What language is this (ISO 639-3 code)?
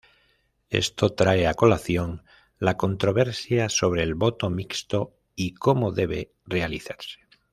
spa